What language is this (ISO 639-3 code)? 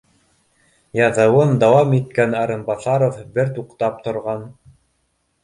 bak